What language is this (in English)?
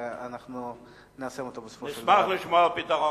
Hebrew